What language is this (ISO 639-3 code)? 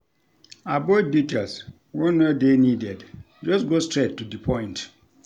pcm